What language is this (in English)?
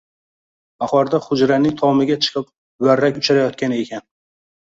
Uzbek